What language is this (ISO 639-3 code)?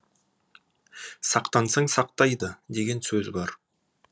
kaz